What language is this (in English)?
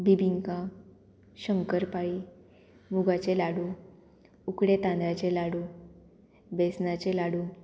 Konkani